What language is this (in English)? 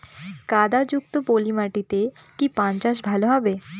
Bangla